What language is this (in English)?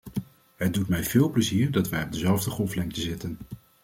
Dutch